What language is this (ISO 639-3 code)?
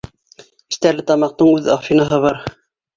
bak